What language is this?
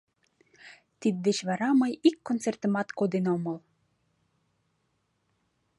Mari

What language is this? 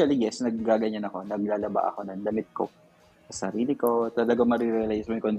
Filipino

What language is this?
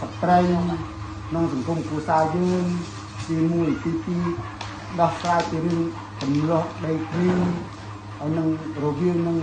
Thai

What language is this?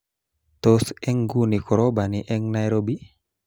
Kalenjin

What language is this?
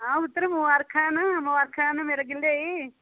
Dogri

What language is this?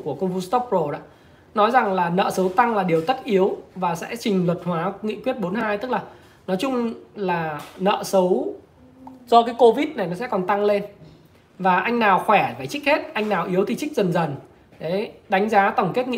Vietnamese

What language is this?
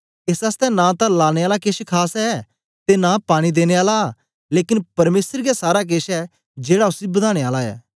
Dogri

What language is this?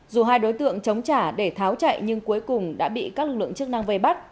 Vietnamese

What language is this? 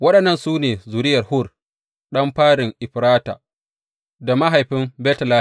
Hausa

